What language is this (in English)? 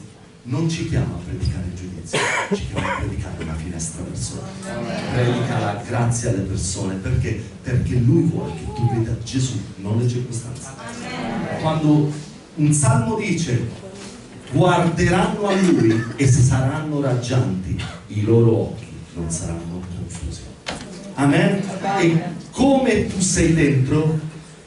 Italian